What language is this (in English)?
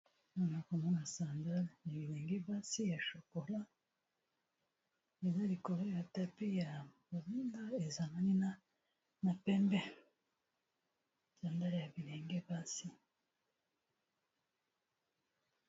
Lingala